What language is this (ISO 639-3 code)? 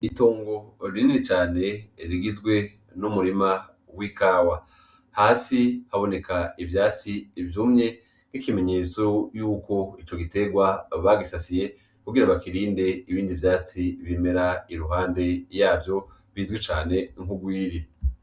run